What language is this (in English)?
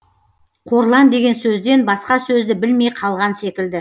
Kazakh